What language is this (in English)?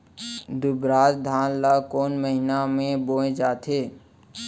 Chhattisgarhi